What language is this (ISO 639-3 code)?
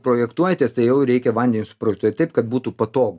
lit